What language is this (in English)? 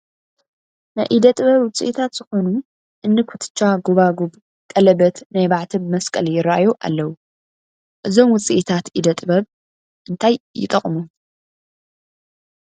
Tigrinya